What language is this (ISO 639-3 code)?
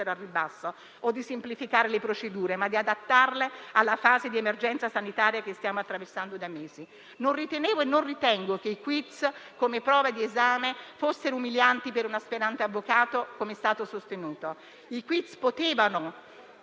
ita